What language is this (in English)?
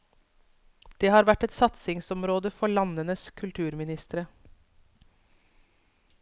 Norwegian